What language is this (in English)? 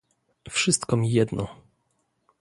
Polish